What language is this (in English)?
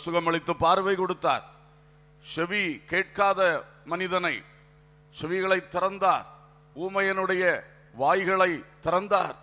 Romanian